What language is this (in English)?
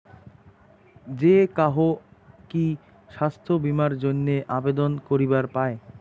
Bangla